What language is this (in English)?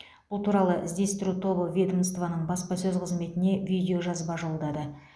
Kazakh